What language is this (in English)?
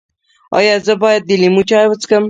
Pashto